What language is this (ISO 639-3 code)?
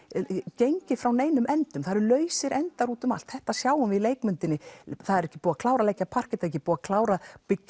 isl